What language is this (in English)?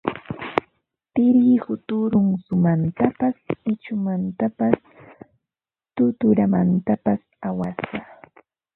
Ambo-Pasco Quechua